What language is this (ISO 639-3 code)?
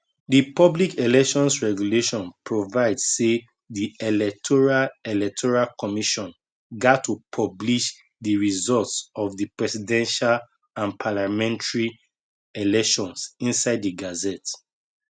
pcm